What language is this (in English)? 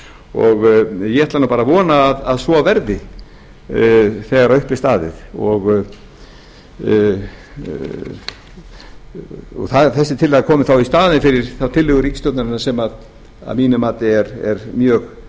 Icelandic